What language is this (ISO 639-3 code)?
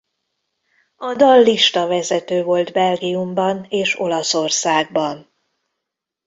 hun